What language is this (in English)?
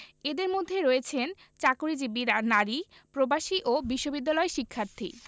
Bangla